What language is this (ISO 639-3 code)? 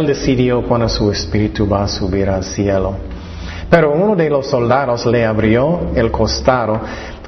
spa